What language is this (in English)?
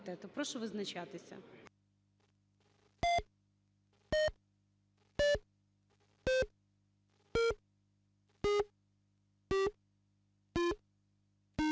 Ukrainian